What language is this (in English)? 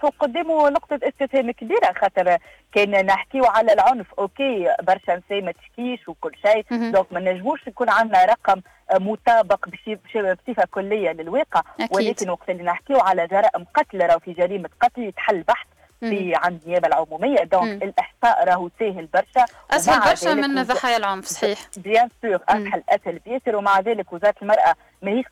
Arabic